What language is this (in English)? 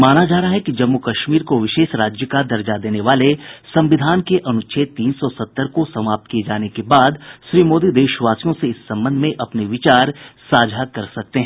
Hindi